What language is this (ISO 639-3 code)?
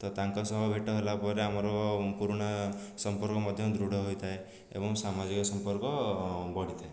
ori